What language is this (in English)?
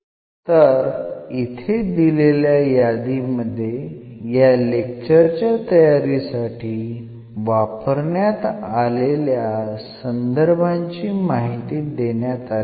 Marathi